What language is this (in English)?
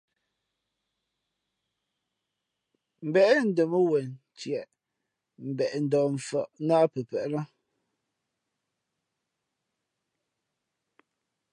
Fe'fe'